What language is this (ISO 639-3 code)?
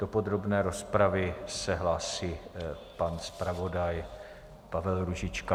ces